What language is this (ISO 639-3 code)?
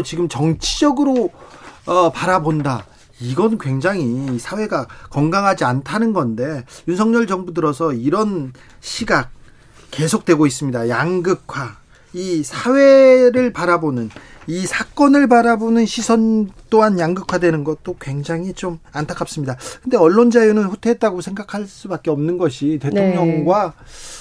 kor